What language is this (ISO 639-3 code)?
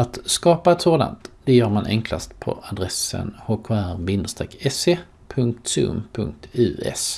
swe